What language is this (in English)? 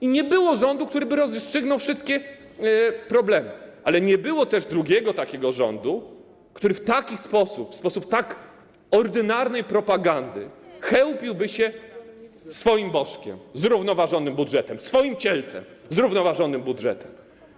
Polish